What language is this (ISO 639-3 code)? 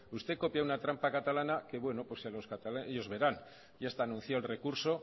spa